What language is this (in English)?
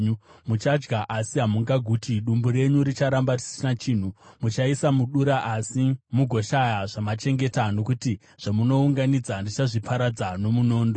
Shona